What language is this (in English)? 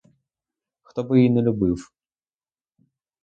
Ukrainian